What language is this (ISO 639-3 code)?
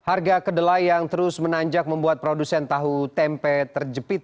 ind